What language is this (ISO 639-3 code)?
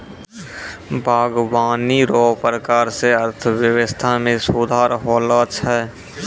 mai